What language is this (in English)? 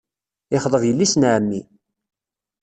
Kabyle